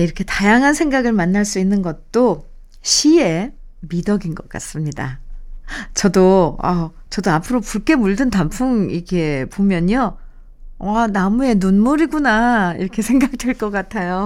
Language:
Korean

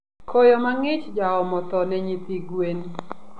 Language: Luo (Kenya and Tanzania)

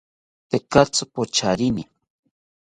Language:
South Ucayali Ashéninka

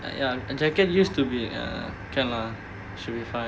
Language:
English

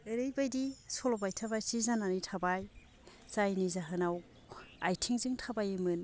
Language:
Bodo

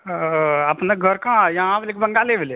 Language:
Maithili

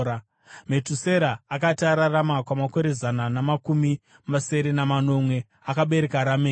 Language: Shona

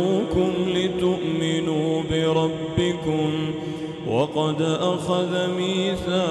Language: Arabic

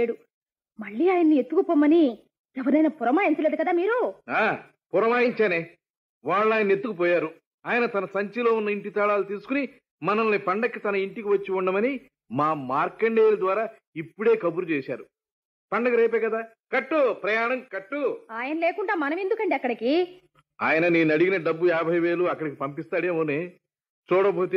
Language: Telugu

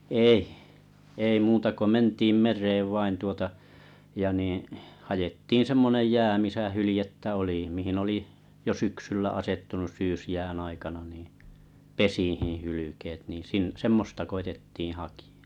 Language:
Finnish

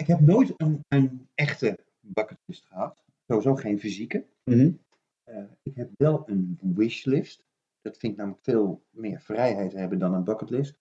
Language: Dutch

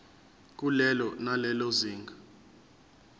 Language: Zulu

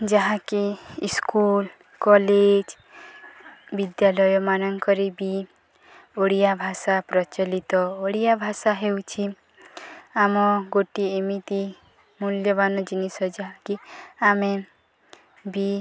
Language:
Odia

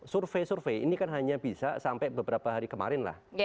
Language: Indonesian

